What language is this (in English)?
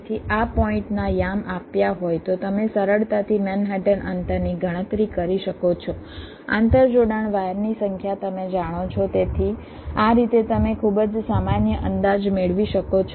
Gujarati